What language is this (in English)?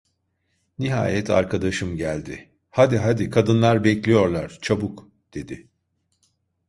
Turkish